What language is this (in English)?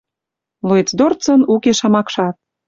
Western Mari